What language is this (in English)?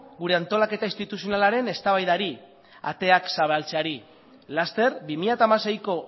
Basque